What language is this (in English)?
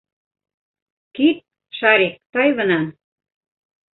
Bashkir